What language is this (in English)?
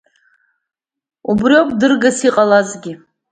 Abkhazian